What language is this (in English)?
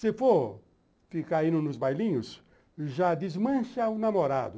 Portuguese